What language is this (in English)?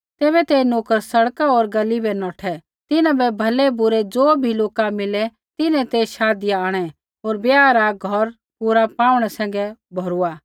Kullu Pahari